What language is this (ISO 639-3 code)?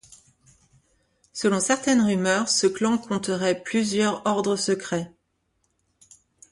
fra